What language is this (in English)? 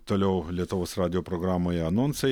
Lithuanian